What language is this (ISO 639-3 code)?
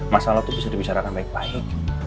ind